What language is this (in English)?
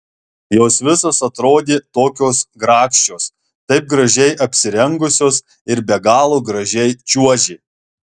Lithuanian